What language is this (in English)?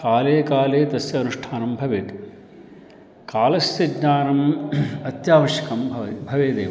Sanskrit